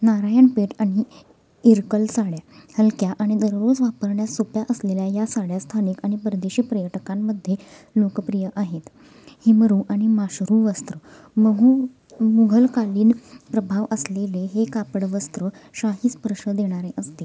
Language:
Marathi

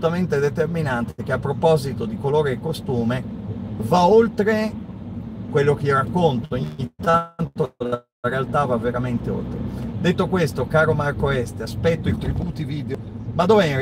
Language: Italian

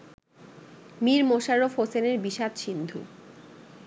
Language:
Bangla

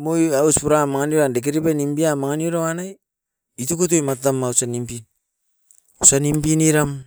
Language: Askopan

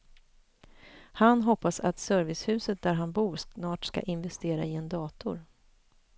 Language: Swedish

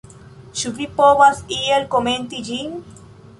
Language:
Esperanto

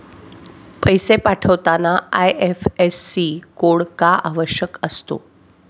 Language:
Marathi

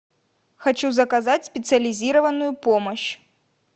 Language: Russian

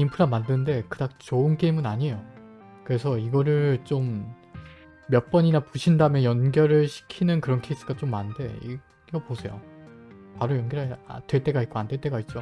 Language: Korean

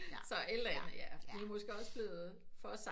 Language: Danish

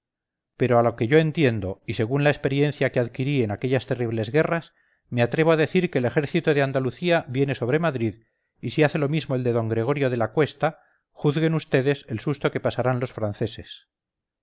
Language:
Spanish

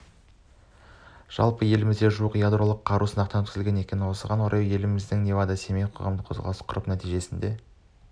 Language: Kazakh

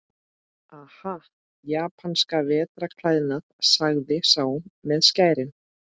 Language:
Icelandic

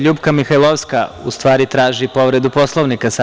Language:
Serbian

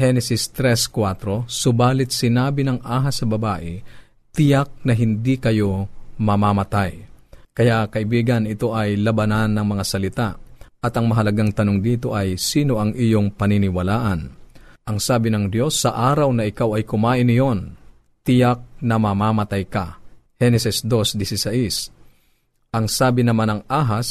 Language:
Filipino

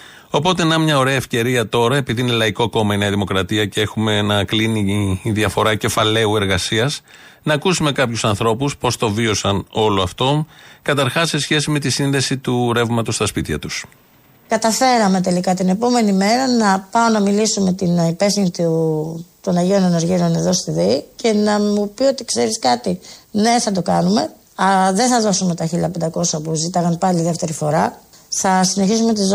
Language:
Greek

